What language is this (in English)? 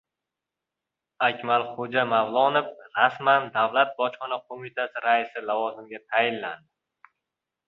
Uzbek